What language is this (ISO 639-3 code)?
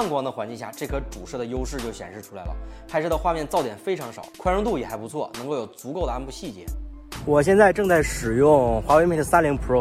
zho